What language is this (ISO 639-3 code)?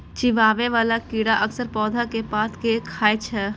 mai